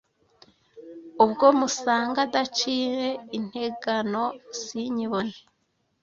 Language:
Kinyarwanda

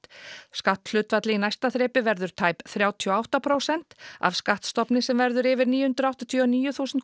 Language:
Icelandic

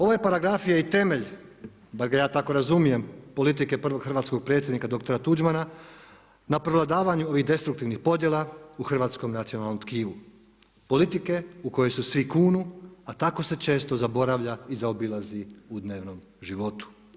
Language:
Croatian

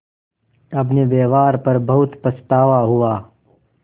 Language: Hindi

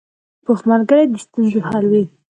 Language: Pashto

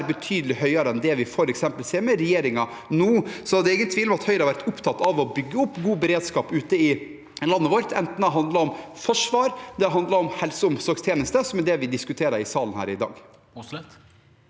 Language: Norwegian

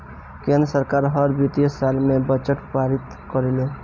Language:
Bhojpuri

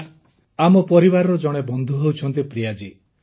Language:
Odia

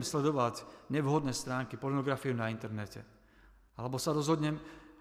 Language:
Slovak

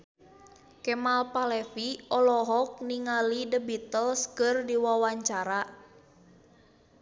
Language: Sundanese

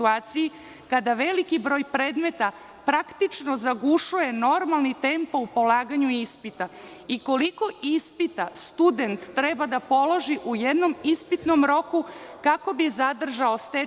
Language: Serbian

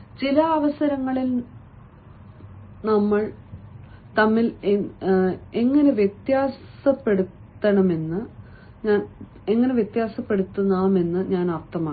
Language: Malayalam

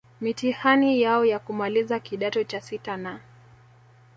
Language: Swahili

